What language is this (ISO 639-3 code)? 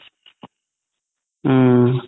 asm